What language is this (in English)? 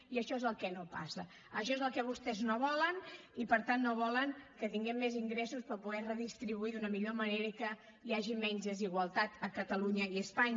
Catalan